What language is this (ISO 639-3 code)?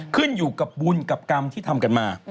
tha